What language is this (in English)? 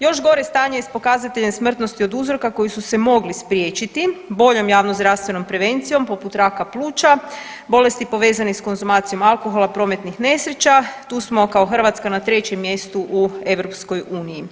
Croatian